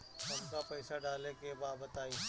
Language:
Bhojpuri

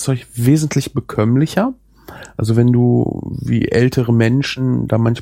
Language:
German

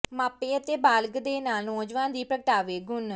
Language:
Punjabi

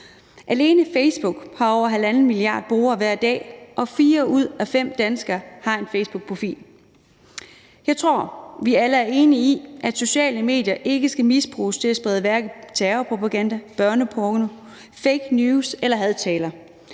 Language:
Danish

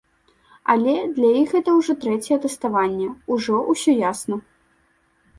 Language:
Belarusian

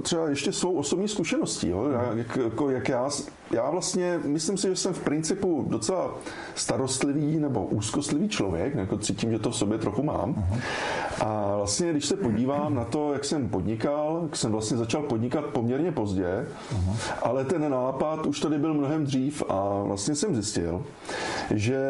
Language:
Czech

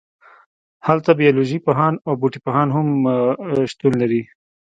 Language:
Pashto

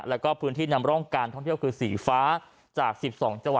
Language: Thai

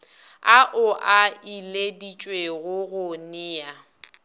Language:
Northern Sotho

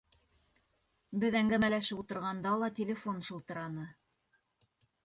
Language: Bashkir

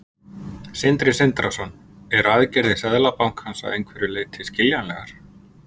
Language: Icelandic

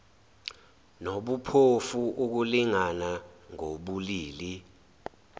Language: Zulu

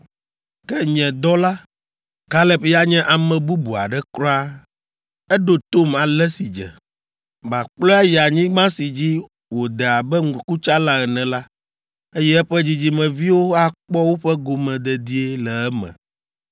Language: Ewe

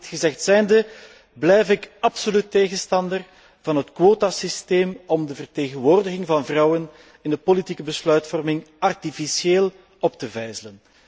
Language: Dutch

